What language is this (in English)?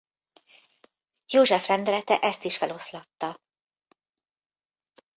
Hungarian